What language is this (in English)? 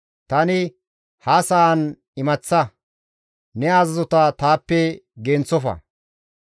Gamo